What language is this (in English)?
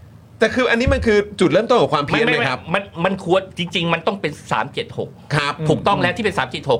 Thai